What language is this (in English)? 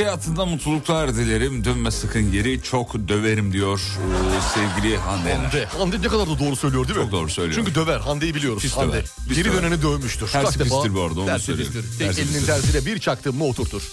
Turkish